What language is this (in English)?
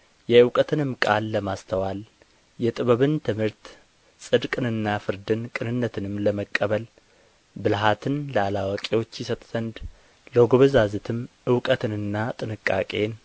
Amharic